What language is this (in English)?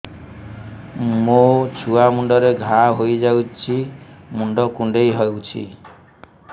Odia